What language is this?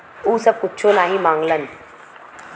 Bhojpuri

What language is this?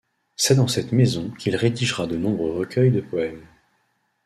French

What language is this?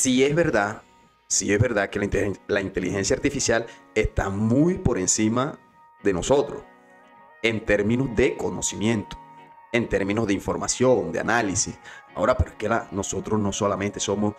Spanish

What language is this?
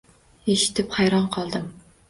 Uzbek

